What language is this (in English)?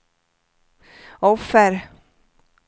Swedish